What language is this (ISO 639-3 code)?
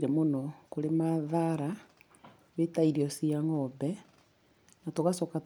kik